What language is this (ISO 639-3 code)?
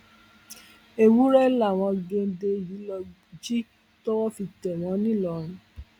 yor